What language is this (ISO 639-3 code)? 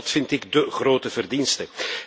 nld